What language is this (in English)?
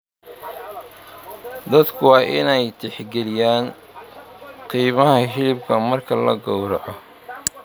Somali